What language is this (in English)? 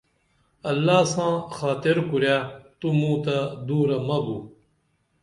Dameli